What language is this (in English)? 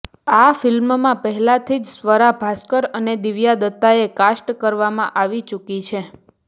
Gujarati